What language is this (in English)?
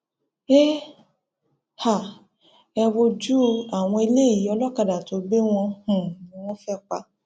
Yoruba